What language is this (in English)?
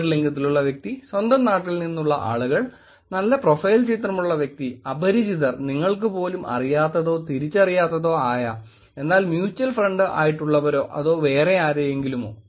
Malayalam